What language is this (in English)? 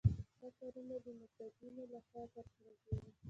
Pashto